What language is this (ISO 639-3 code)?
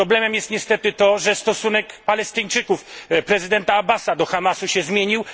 pol